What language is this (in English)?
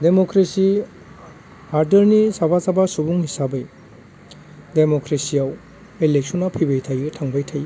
Bodo